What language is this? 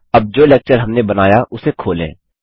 Hindi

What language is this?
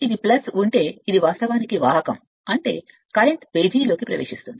Telugu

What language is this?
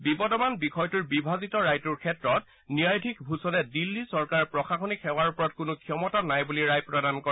Assamese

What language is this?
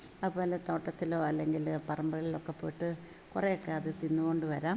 Malayalam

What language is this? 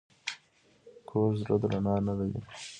Pashto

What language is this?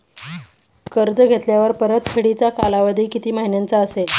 Marathi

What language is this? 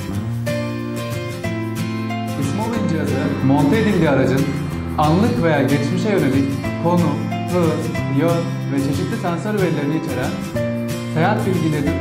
Turkish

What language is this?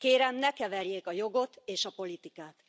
Hungarian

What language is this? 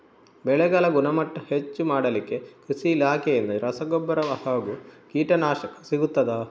Kannada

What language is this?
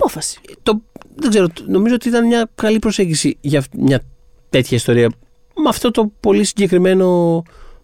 Greek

